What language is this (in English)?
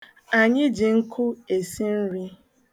Igbo